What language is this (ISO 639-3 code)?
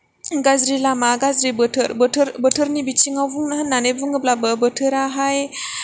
brx